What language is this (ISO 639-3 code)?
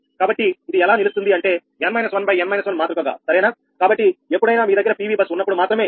tel